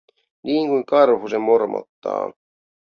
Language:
Finnish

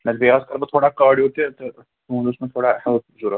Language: Kashmiri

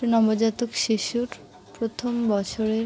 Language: Bangla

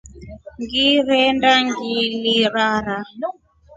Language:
Rombo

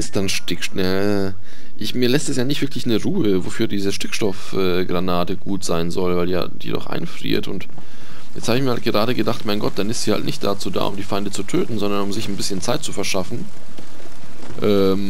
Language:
German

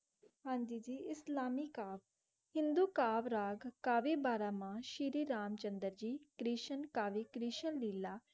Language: Punjabi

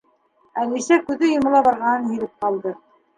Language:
Bashkir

